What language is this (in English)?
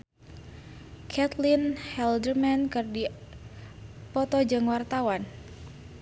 Sundanese